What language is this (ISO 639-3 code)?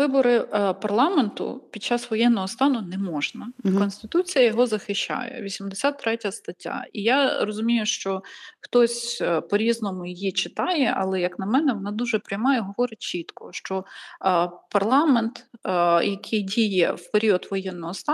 ukr